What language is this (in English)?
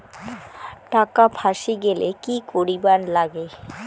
Bangla